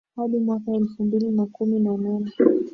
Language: Swahili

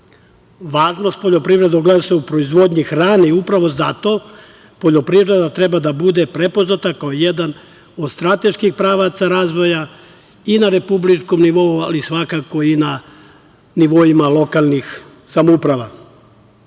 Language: Serbian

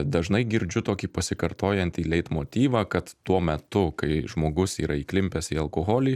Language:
Lithuanian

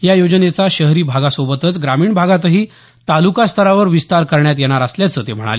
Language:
Marathi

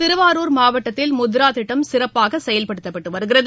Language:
Tamil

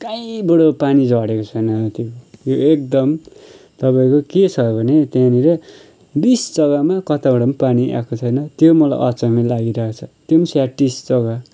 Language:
Nepali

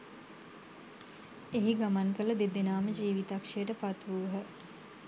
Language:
Sinhala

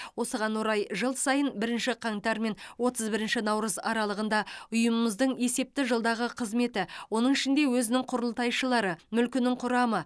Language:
Kazakh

